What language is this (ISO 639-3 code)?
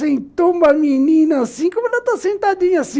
por